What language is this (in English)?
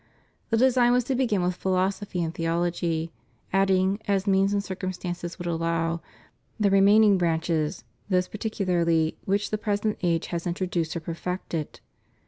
English